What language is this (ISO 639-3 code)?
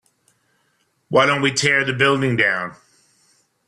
eng